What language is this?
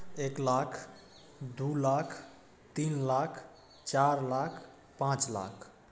Maithili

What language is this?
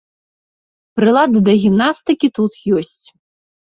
Belarusian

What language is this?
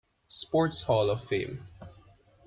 English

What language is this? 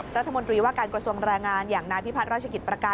Thai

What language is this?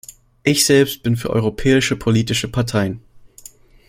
German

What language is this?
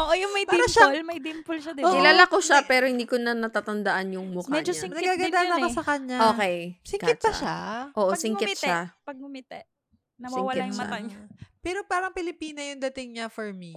Filipino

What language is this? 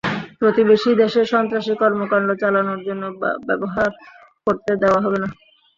Bangla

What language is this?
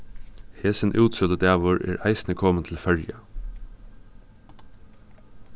Faroese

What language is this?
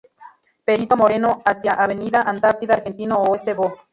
Spanish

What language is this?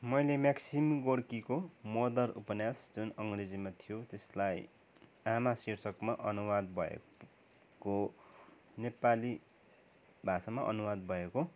Nepali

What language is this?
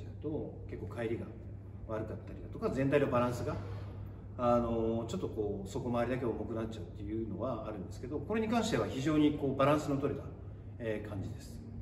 Japanese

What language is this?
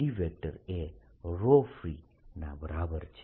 Gujarati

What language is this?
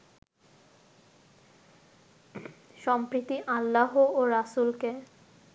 Bangla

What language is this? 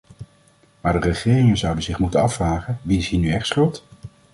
Dutch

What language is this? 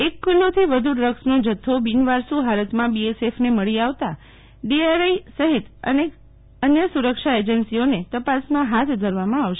Gujarati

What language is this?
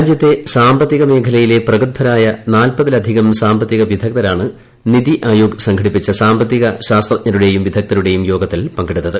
Malayalam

